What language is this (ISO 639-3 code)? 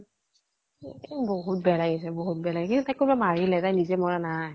asm